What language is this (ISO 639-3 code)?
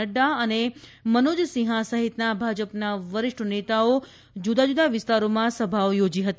guj